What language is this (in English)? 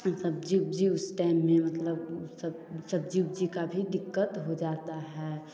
Hindi